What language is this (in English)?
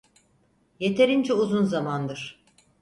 Turkish